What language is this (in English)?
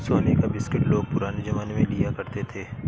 Hindi